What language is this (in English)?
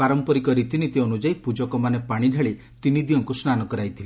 Odia